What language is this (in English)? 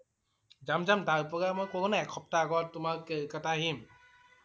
Assamese